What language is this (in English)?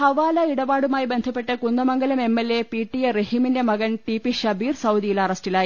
Malayalam